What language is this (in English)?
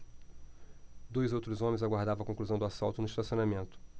Portuguese